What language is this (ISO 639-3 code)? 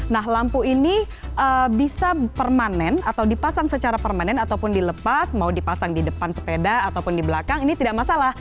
ind